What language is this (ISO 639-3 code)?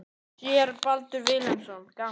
isl